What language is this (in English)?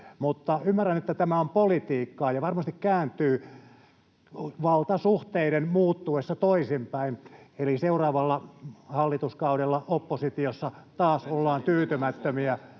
Finnish